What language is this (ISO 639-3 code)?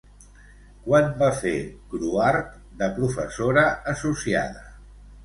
cat